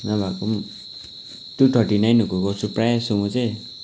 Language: Nepali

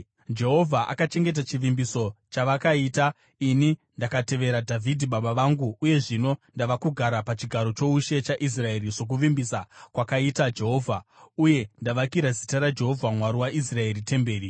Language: Shona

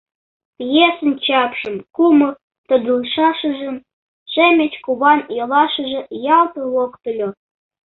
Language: Mari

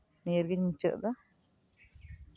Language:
Santali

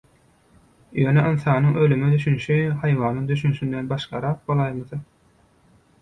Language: Turkmen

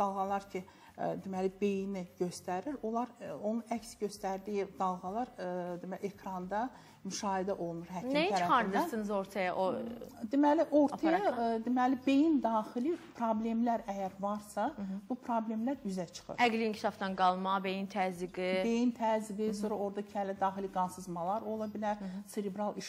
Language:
Turkish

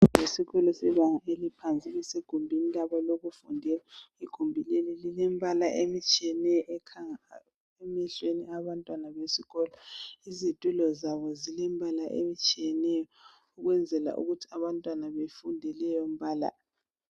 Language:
North Ndebele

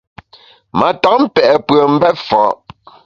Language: Bamun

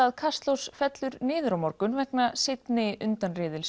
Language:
Icelandic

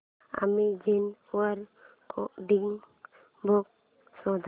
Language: Marathi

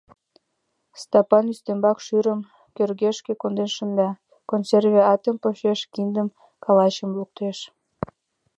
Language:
Mari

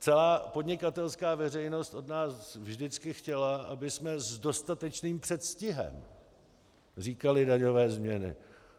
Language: Czech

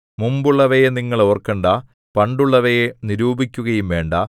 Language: Malayalam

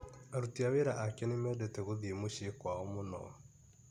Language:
Kikuyu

